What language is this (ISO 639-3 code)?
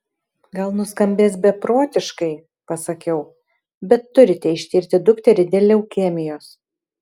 lit